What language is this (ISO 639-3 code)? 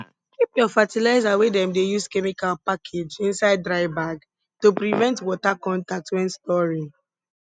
pcm